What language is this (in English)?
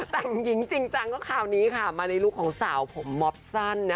Thai